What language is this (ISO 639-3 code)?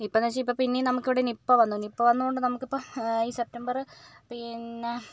mal